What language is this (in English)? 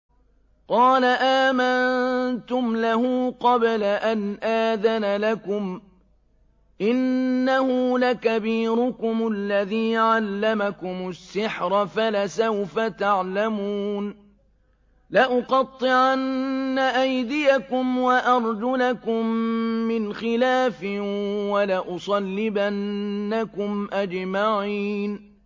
Arabic